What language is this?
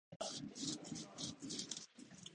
Japanese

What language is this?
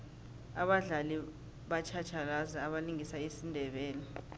South Ndebele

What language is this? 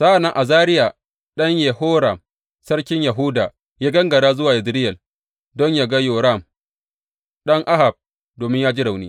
Hausa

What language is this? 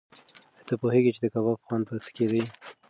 Pashto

